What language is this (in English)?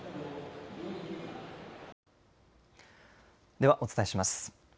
Japanese